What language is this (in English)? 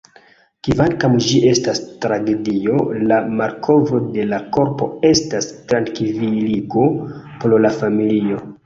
Esperanto